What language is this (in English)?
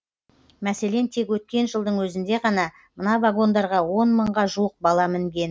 Kazakh